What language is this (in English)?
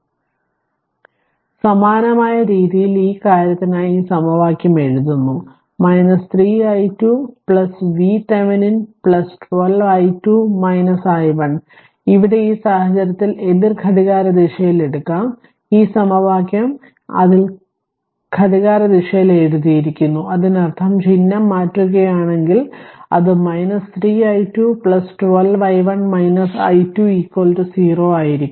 Malayalam